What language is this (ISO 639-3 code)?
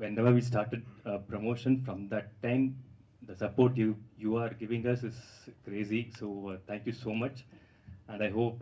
tel